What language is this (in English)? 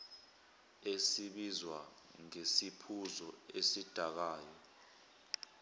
Zulu